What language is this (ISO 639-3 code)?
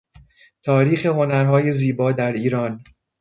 fas